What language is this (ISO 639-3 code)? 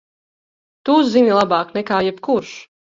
lav